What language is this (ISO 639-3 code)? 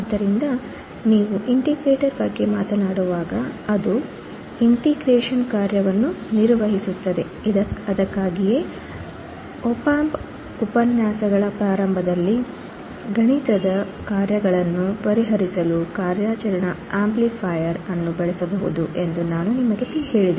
kan